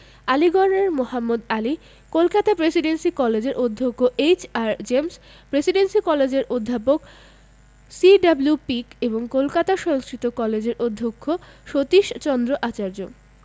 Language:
Bangla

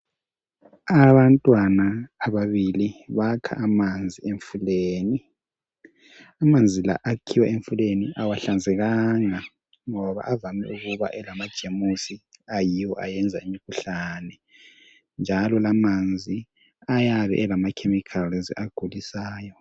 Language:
North Ndebele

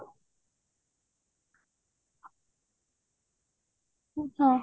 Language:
Odia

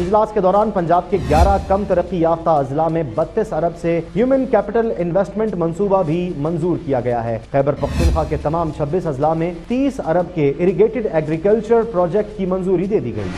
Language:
Hindi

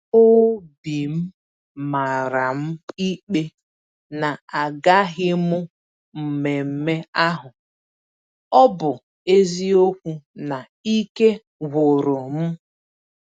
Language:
Igbo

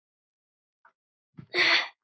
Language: Icelandic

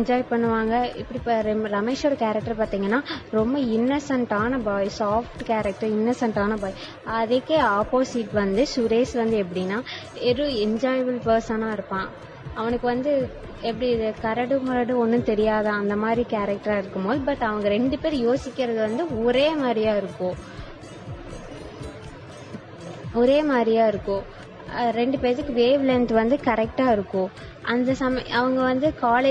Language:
Tamil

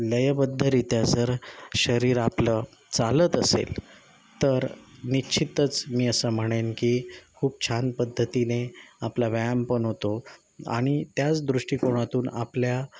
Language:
Marathi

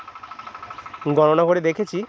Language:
Bangla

